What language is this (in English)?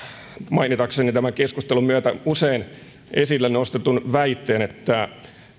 Finnish